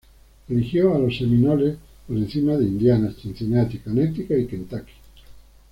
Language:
Spanish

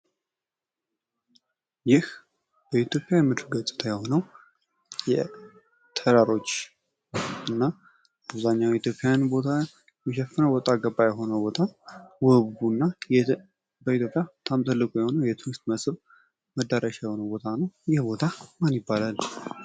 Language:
Amharic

